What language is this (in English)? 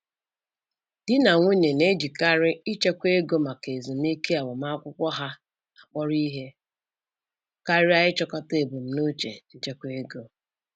Igbo